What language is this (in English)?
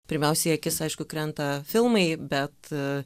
Lithuanian